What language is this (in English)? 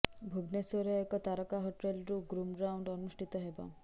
Odia